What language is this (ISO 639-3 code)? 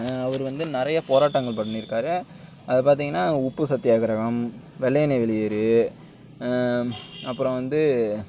tam